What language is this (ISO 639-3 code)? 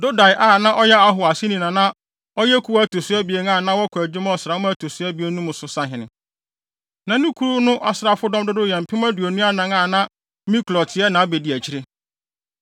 aka